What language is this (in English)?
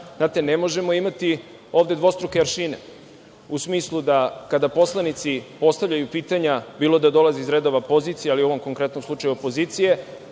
Serbian